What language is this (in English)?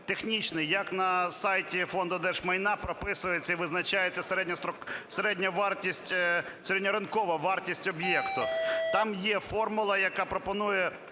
Ukrainian